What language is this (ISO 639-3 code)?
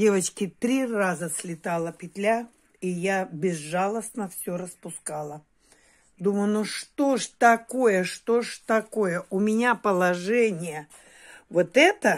rus